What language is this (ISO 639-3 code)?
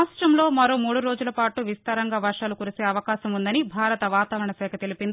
tel